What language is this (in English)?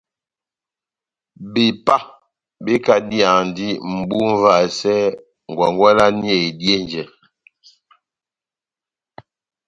Batanga